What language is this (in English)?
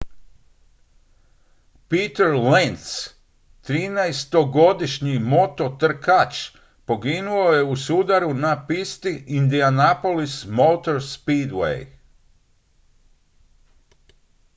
Croatian